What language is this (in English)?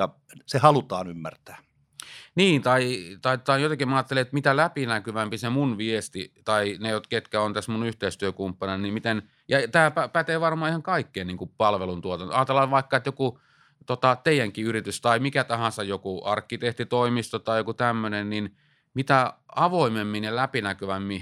Finnish